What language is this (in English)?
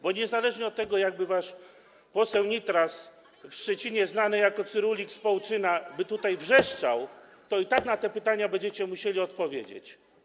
Polish